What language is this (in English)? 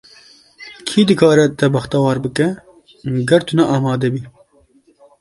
Kurdish